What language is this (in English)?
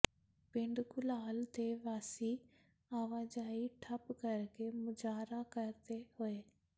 Punjabi